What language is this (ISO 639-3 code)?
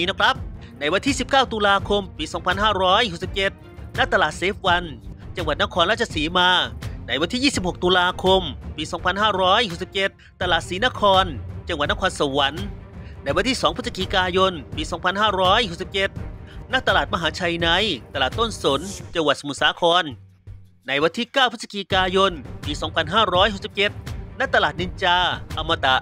tha